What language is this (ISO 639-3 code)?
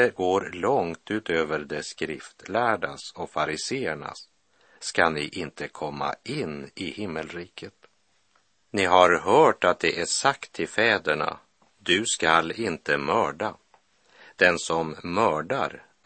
swe